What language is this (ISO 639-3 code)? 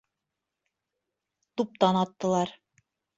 bak